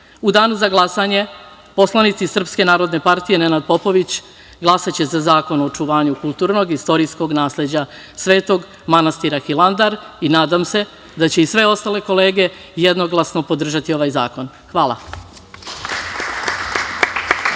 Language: Serbian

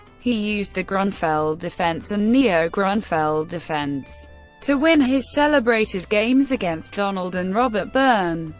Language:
English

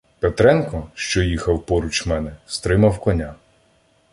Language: Ukrainian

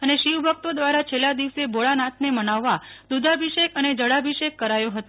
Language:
Gujarati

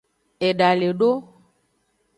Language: Aja (Benin)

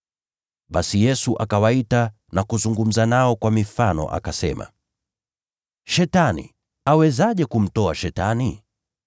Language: Swahili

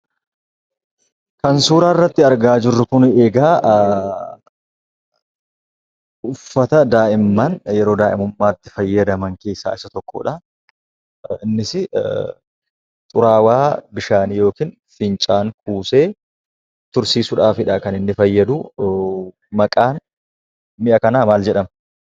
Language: Oromo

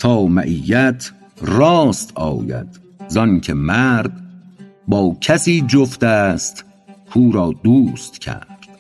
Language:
Persian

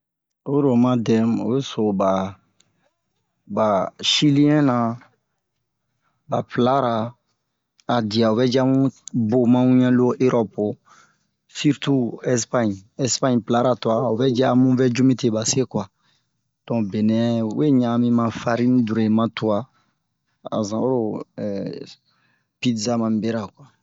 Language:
Bomu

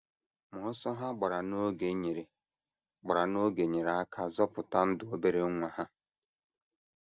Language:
Igbo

